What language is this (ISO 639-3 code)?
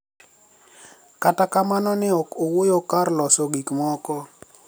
luo